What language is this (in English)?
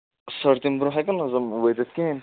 Kashmiri